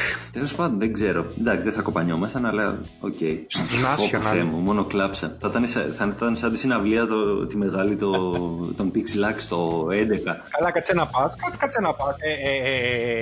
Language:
Greek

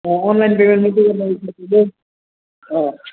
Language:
Nepali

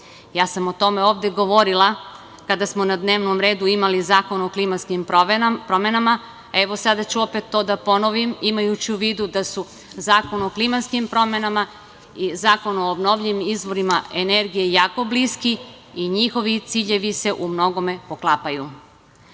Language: Serbian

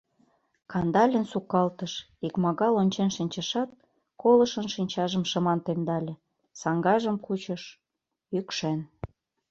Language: Mari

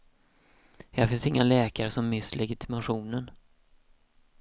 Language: Swedish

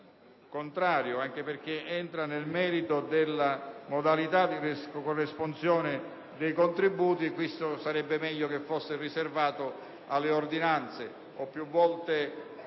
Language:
Italian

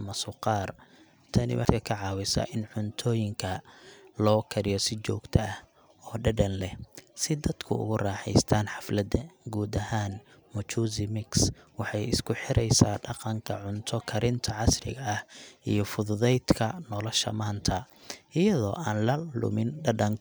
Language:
Somali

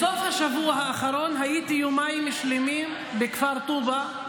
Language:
Hebrew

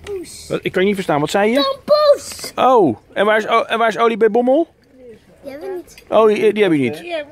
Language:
Dutch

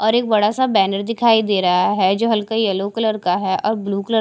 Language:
Hindi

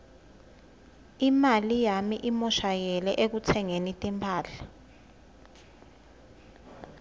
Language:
Swati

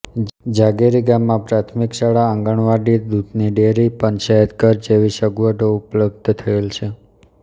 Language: Gujarati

